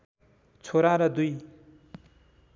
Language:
Nepali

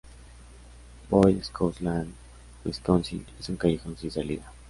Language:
Spanish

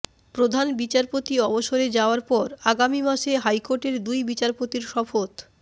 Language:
Bangla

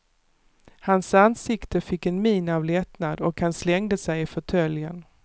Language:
Swedish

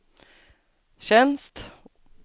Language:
Swedish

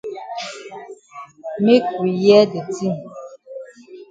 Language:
Cameroon Pidgin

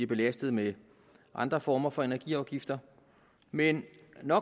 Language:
Danish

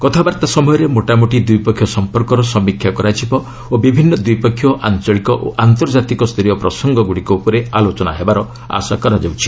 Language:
Odia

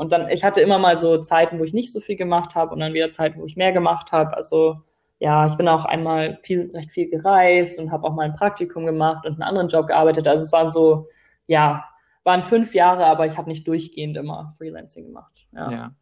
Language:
German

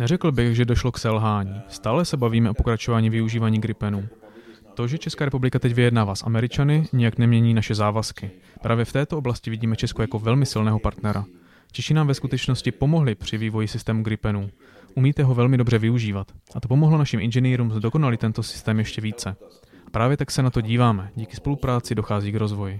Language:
Czech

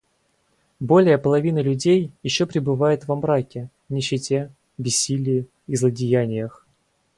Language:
Russian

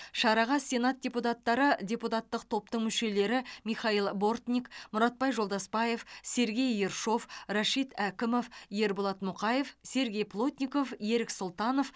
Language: Kazakh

